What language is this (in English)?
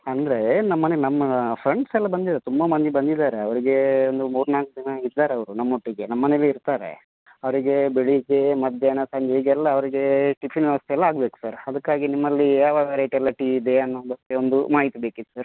Kannada